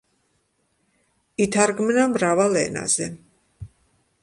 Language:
Georgian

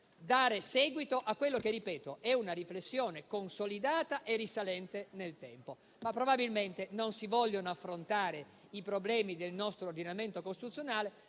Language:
Italian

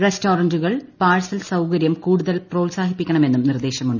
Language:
Malayalam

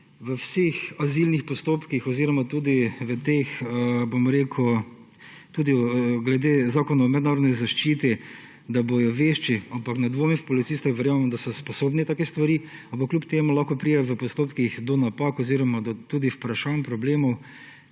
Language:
Slovenian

